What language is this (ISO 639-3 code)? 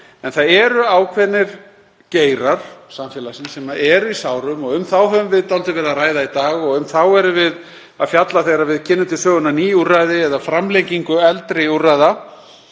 isl